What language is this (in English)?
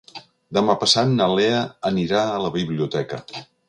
Catalan